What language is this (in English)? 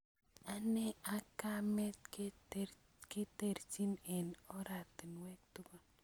Kalenjin